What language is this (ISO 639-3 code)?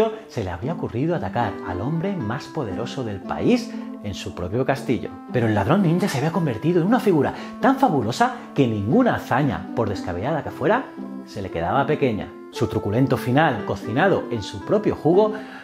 spa